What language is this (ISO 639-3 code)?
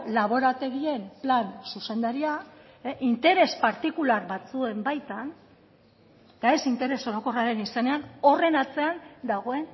eus